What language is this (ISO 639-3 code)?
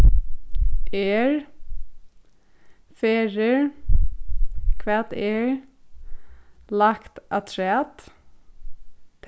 fao